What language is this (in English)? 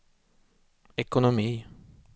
Swedish